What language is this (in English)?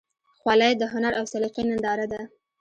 Pashto